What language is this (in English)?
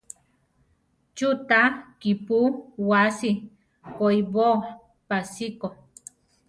Central Tarahumara